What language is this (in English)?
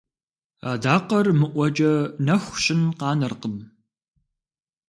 Kabardian